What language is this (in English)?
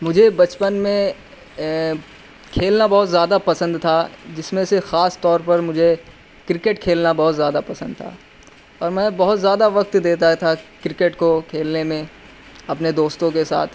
Urdu